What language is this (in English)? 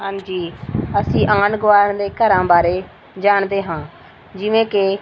Punjabi